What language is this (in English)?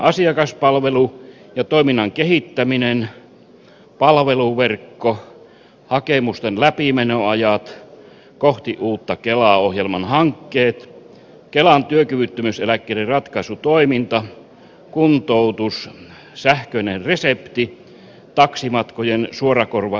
Finnish